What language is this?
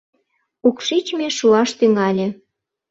Mari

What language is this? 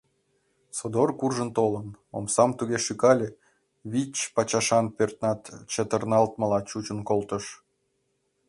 Mari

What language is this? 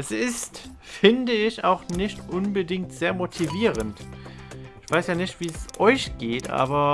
German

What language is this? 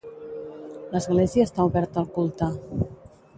Catalan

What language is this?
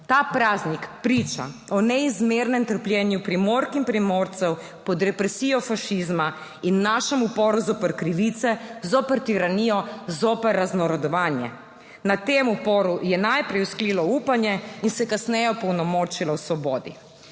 Slovenian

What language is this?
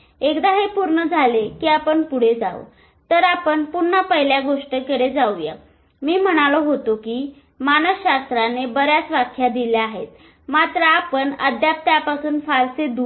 Marathi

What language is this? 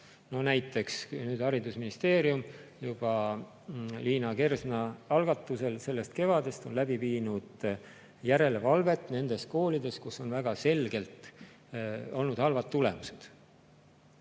Estonian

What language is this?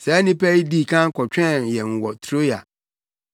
Akan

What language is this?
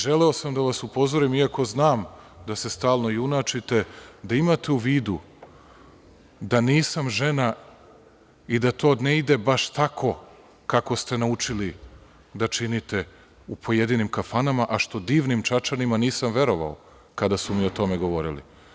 Serbian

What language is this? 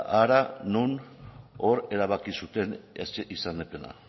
Basque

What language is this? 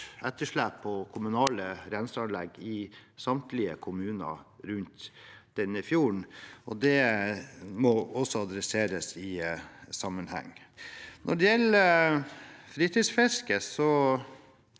Norwegian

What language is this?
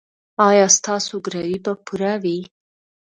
Pashto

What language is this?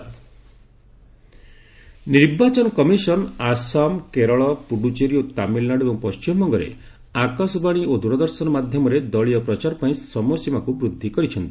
Odia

